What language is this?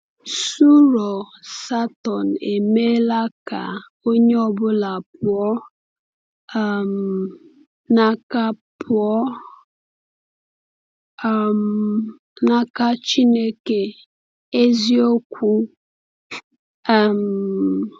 Igbo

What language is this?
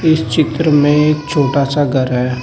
Hindi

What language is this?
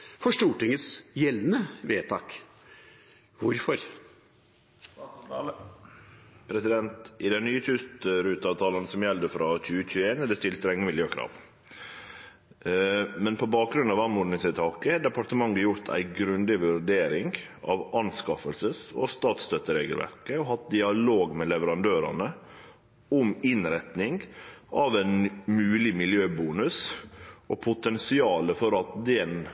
Norwegian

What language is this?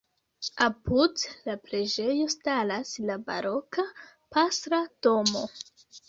Esperanto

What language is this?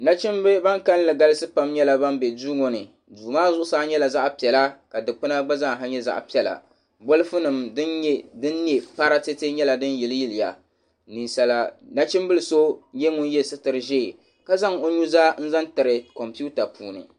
Dagbani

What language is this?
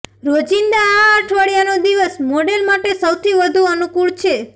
Gujarati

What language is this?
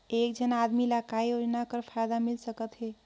Chhattisgarhi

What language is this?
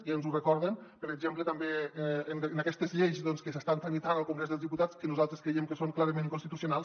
Catalan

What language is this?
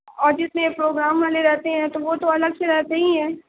Urdu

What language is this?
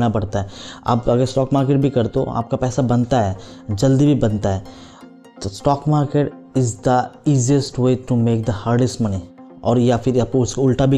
Hindi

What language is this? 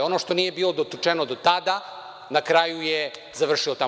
Serbian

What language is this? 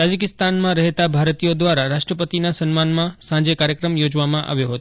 Gujarati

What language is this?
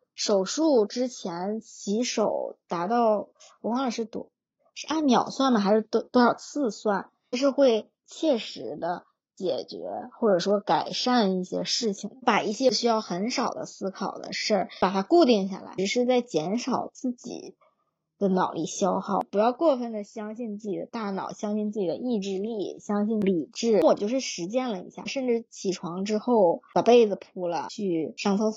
Chinese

